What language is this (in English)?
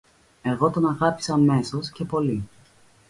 Greek